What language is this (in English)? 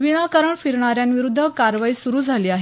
Marathi